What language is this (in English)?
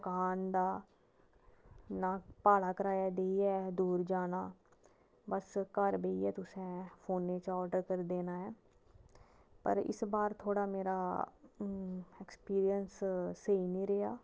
Dogri